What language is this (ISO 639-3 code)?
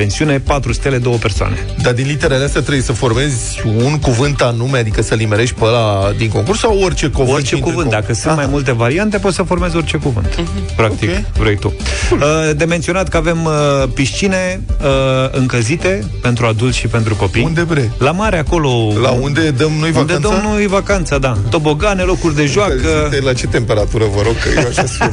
ron